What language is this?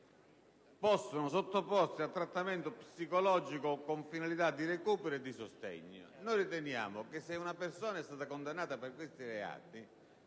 Italian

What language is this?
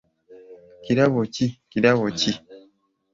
Ganda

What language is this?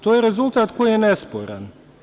Serbian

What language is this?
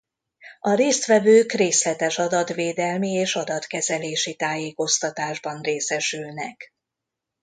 Hungarian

